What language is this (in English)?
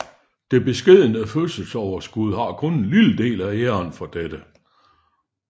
Danish